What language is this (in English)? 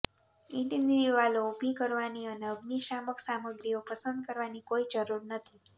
Gujarati